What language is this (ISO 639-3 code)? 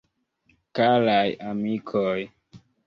epo